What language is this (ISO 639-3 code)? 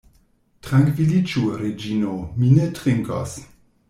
epo